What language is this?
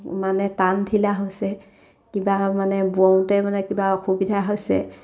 Assamese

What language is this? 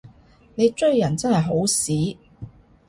Cantonese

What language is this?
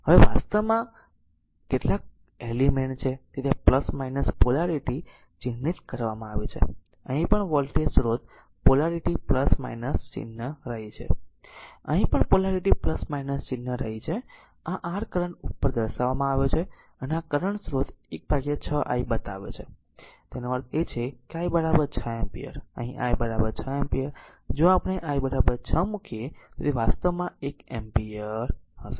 Gujarati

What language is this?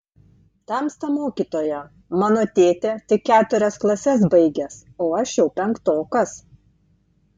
Lithuanian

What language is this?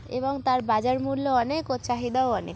Bangla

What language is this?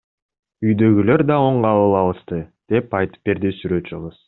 Kyrgyz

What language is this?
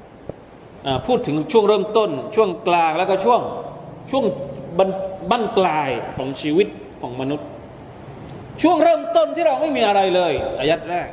Thai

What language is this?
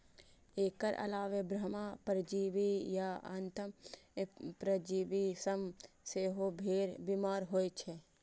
Maithili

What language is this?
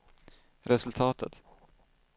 Swedish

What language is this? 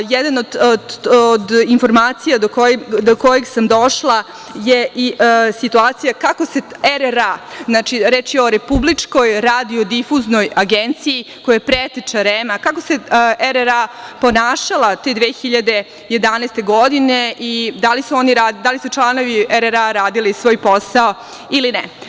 Serbian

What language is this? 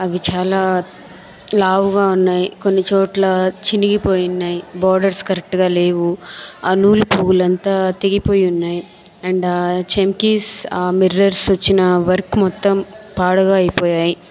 Telugu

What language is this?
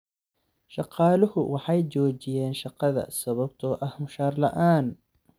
Somali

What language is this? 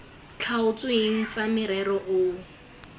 Tswana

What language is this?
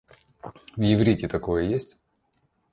Russian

